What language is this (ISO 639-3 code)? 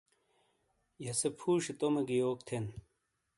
scl